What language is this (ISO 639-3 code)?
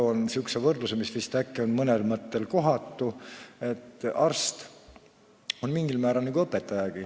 est